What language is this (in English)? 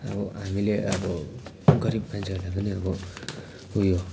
Nepali